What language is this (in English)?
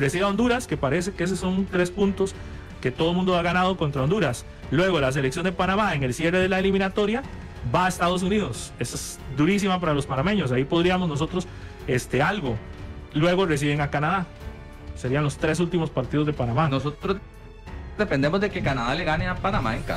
Spanish